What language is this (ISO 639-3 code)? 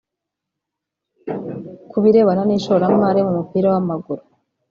kin